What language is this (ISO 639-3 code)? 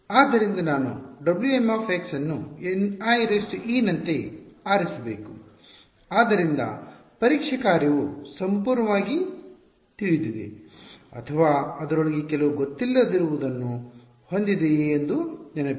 kan